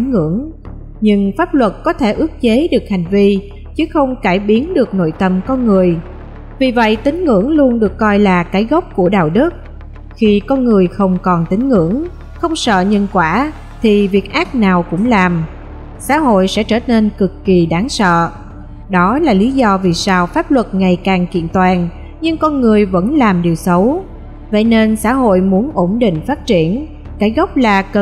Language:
Vietnamese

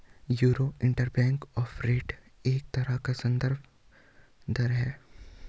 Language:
Hindi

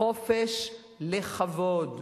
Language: Hebrew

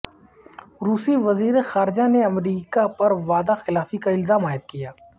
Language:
Urdu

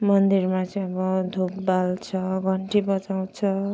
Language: Nepali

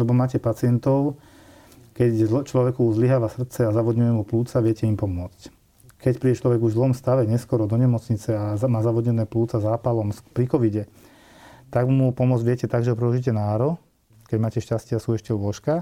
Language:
Slovak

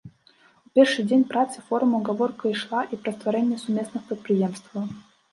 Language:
Belarusian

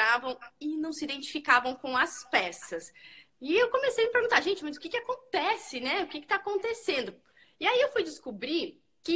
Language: Portuguese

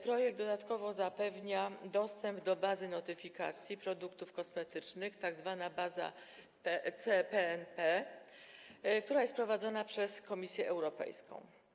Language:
Polish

